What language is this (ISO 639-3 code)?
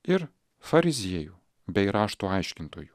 lit